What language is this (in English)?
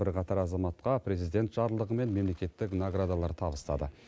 Kazakh